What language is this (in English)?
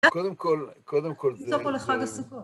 Hebrew